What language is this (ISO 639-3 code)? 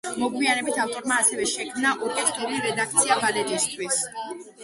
kat